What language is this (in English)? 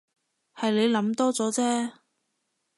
Cantonese